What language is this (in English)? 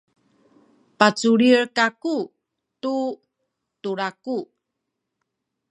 Sakizaya